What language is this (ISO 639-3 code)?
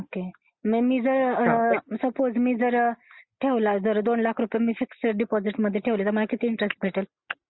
mar